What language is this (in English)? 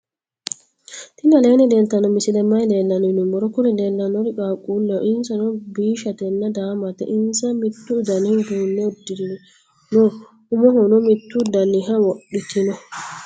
Sidamo